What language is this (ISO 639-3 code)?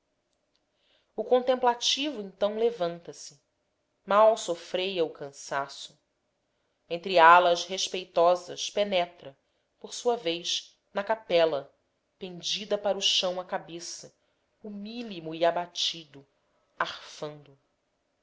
por